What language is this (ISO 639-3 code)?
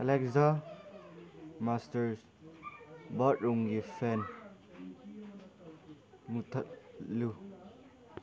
mni